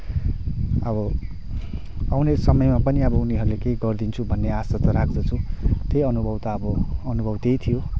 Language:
Nepali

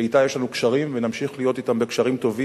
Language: Hebrew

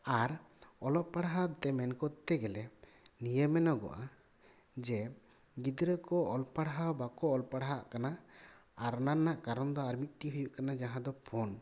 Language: Santali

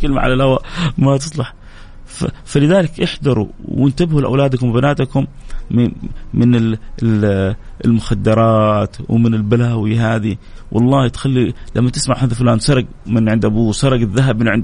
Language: Arabic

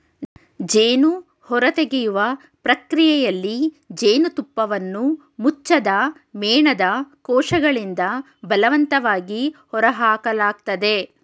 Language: Kannada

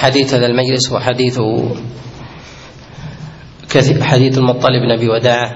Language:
Arabic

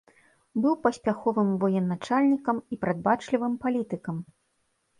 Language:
Belarusian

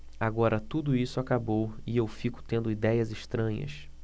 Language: Portuguese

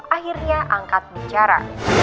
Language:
Indonesian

